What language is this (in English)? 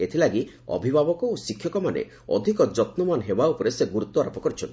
Odia